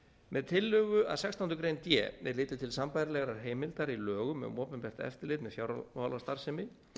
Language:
Icelandic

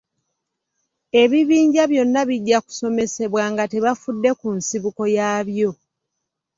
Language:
Ganda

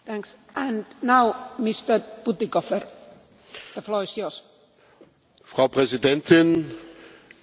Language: German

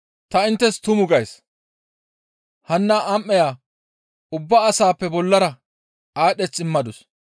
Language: Gamo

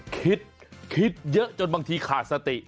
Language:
Thai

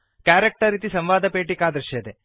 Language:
Sanskrit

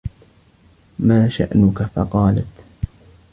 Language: Arabic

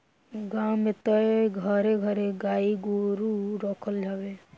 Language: Bhojpuri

